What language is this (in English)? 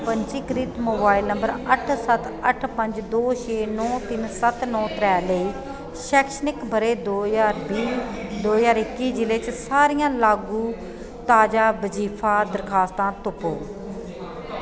Dogri